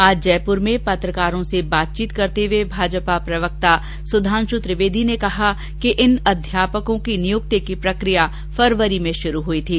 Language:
Hindi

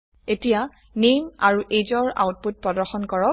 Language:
Assamese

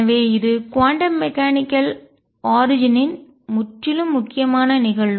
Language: Tamil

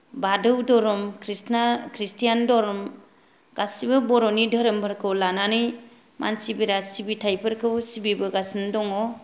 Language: Bodo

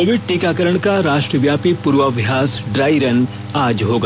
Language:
Hindi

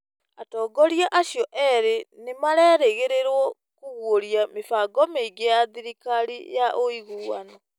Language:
Kikuyu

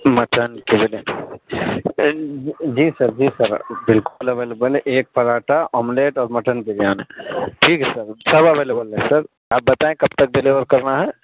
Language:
Urdu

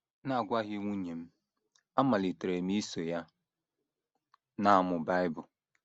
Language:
Igbo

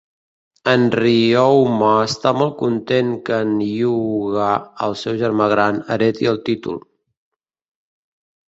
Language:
Catalan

